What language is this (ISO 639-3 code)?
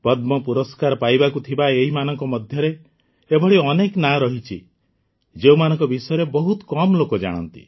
ori